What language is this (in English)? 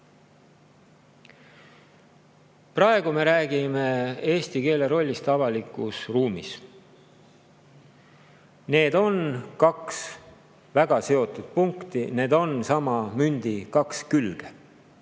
Estonian